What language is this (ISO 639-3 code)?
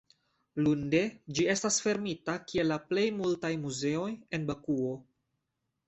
epo